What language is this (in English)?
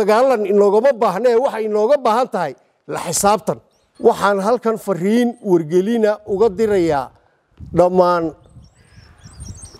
Arabic